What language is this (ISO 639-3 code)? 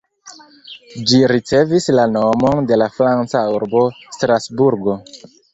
epo